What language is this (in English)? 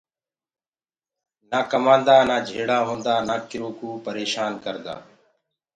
Gurgula